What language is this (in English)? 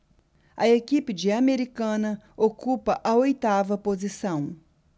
Portuguese